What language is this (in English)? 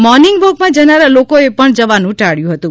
Gujarati